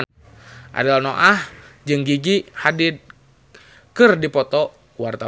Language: Sundanese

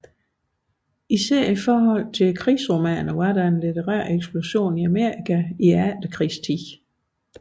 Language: Danish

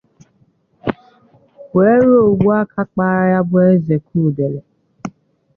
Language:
Igbo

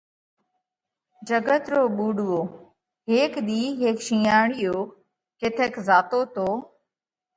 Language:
Parkari Koli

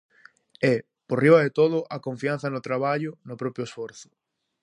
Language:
Galician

